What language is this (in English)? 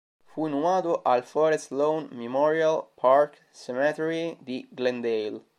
Italian